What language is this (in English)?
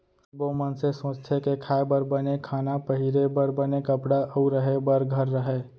Chhattisgarhi